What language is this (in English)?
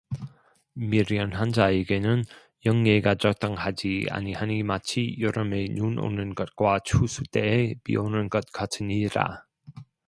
Korean